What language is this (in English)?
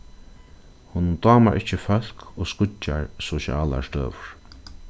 Faroese